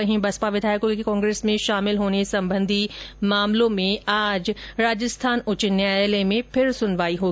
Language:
Hindi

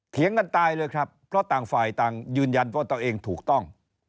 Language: Thai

